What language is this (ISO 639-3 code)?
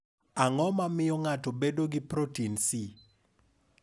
luo